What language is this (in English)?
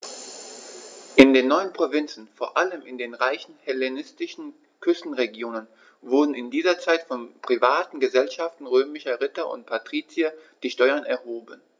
German